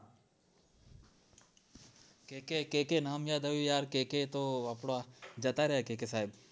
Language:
Gujarati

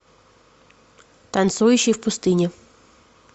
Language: Russian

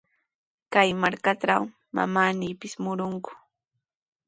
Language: Sihuas Ancash Quechua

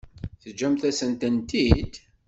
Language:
Kabyle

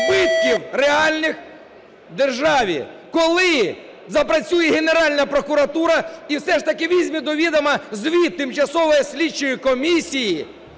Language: Ukrainian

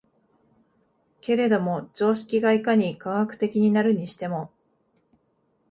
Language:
Japanese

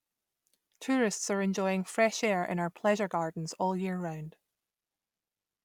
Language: English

